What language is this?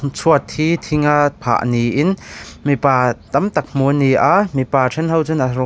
Mizo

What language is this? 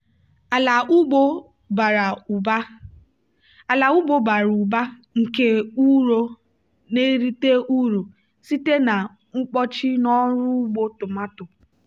Igbo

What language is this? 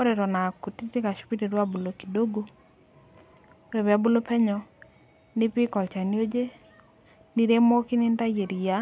Masai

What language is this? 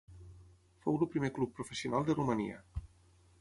Catalan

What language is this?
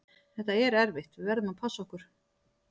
Icelandic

